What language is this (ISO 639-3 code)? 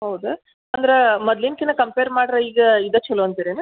kan